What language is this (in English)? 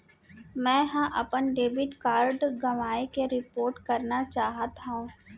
Chhattisgarhi